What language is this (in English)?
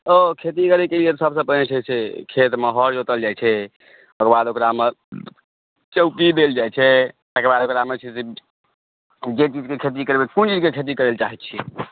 Maithili